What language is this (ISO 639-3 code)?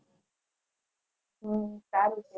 guj